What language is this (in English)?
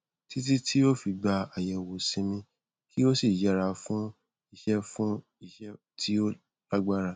Yoruba